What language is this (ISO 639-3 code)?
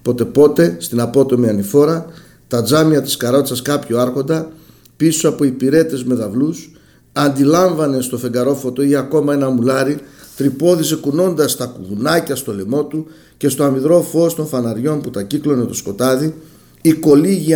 ell